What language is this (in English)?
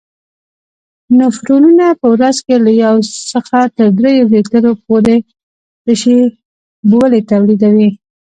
Pashto